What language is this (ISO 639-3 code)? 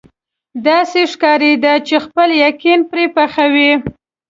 pus